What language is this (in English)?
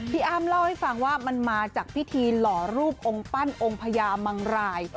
Thai